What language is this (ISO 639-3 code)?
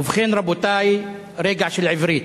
heb